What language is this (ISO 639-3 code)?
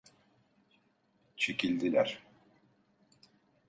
tur